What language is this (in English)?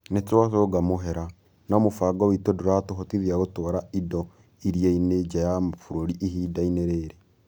Kikuyu